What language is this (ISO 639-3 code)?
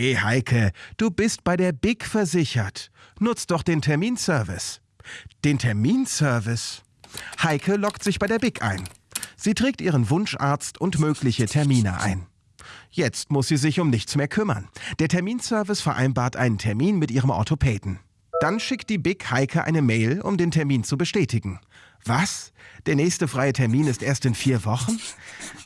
deu